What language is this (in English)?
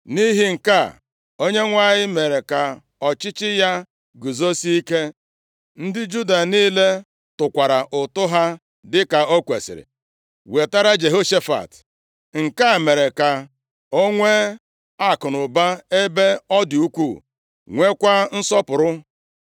Igbo